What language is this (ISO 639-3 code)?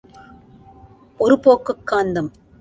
tam